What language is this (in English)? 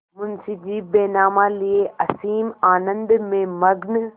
Hindi